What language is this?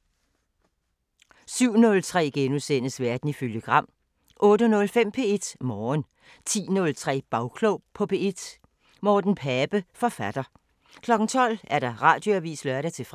Danish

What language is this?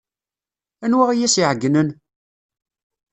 Kabyle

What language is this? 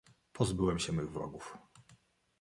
Polish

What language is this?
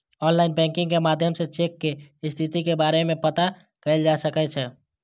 Maithili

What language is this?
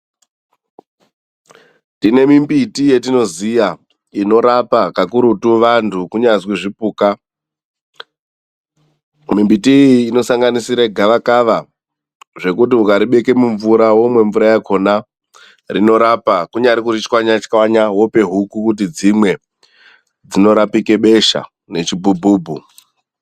Ndau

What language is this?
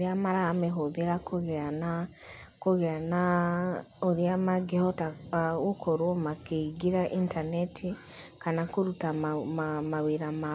Kikuyu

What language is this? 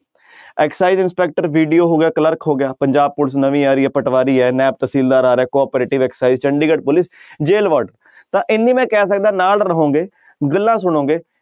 Punjabi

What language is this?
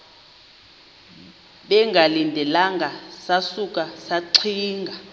Xhosa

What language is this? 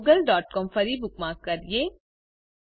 Gujarati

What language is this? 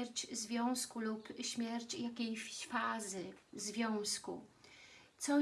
Polish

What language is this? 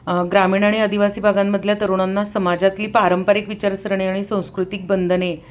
Marathi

